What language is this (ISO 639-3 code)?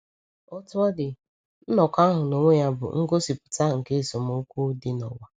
ibo